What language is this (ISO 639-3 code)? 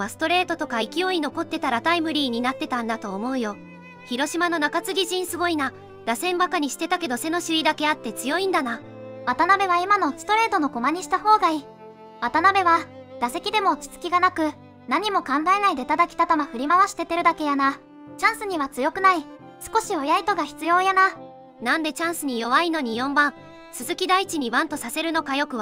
jpn